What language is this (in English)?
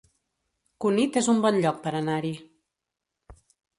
Catalan